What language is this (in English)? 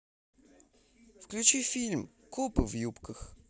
Russian